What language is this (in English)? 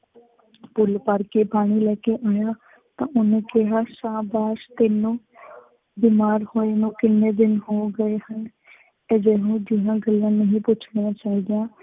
Punjabi